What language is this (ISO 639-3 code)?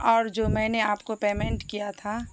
urd